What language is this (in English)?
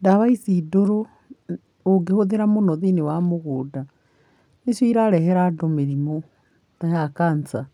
Kikuyu